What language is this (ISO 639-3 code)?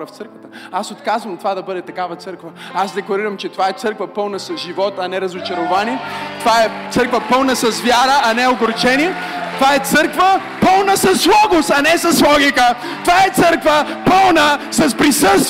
bul